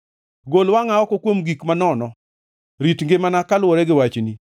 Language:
Luo (Kenya and Tanzania)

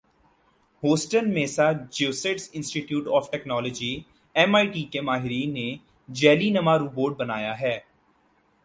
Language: Urdu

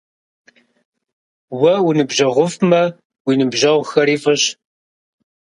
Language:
Kabardian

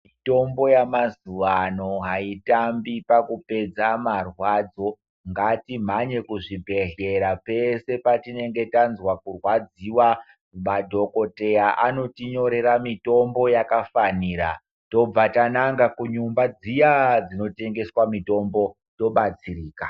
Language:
Ndau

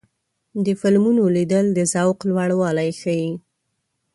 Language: Pashto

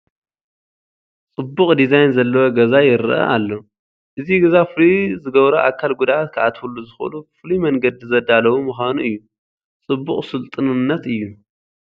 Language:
Tigrinya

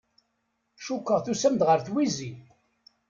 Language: Kabyle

